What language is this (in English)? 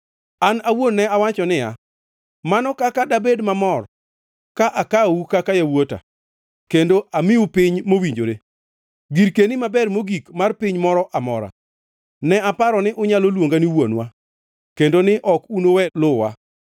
Luo (Kenya and Tanzania)